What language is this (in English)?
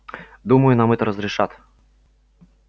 Russian